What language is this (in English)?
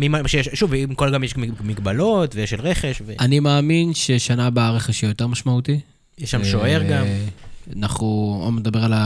Hebrew